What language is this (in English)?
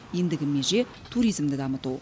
Kazakh